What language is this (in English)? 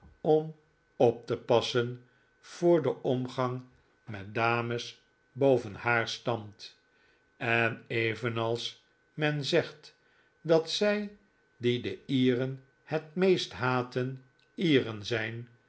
Dutch